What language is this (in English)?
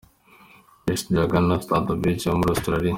Kinyarwanda